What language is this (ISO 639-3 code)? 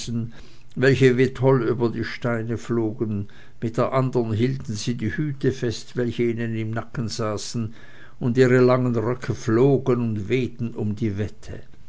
deu